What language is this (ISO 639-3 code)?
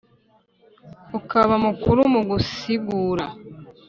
kin